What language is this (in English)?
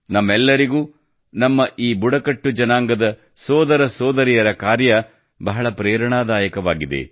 Kannada